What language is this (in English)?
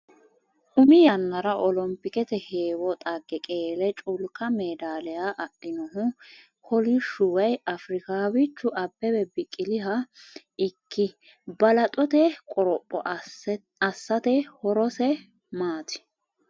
Sidamo